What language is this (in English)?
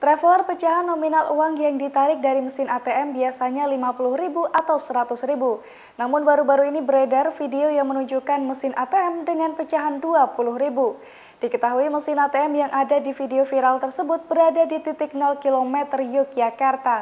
Indonesian